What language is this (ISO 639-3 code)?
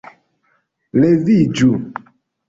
epo